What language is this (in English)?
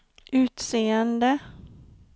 Swedish